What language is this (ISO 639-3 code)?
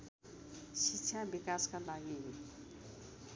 nep